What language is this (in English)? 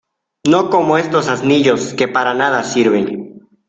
Spanish